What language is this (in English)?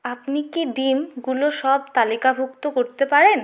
Bangla